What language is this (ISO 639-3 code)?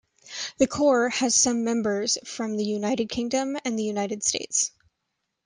eng